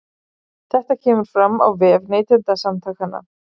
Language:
Icelandic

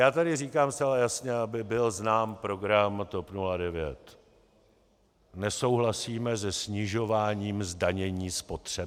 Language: Czech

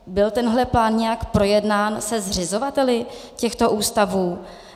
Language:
Czech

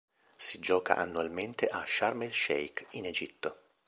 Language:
Italian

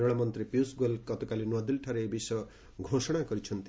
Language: Odia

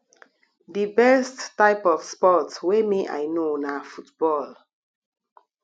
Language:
Nigerian Pidgin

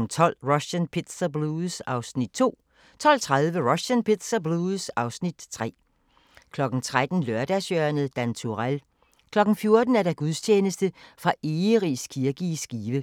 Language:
Danish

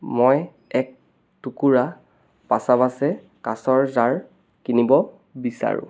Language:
Assamese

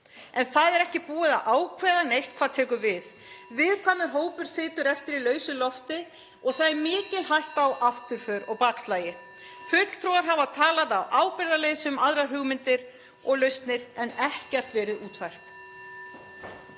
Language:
Icelandic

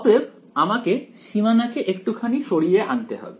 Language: Bangla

